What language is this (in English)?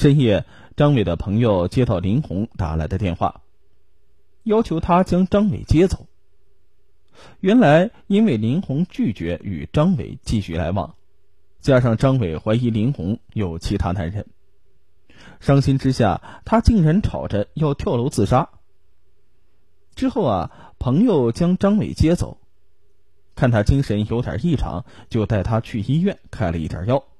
Chinese